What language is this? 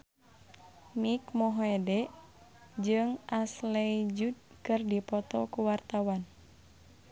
Sundanese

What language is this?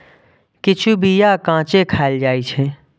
Maithili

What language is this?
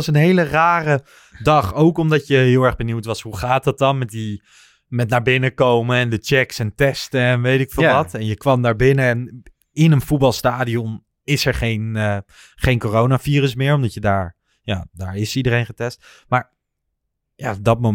Dutch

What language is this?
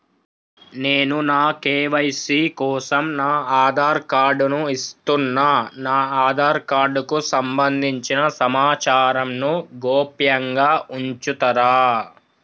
Telugu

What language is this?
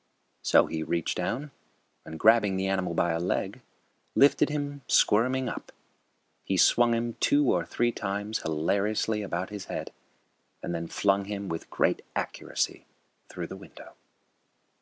English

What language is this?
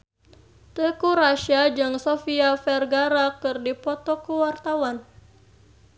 Sundanese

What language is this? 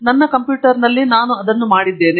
Kannada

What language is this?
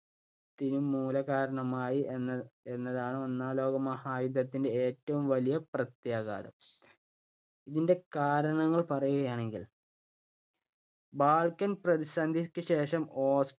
Malayalam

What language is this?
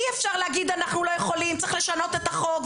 Hebrew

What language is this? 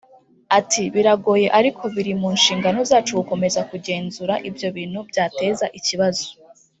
Kinyarwanda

